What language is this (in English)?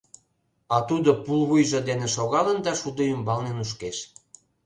Mari